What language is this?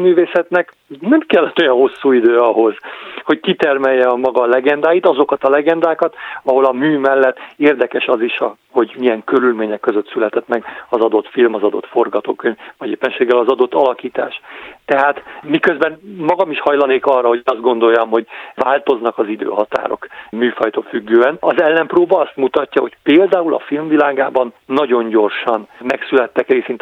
Hungarian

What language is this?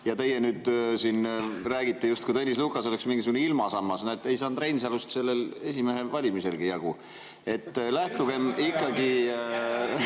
Estonian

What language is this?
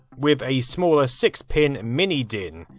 English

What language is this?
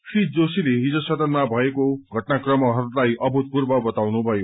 Nepali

